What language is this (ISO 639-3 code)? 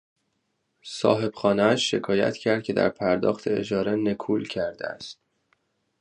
fas